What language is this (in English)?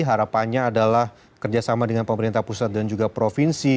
Indonesian